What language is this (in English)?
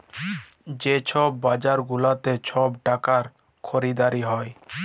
Bangla